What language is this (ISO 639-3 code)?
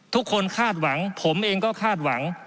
tha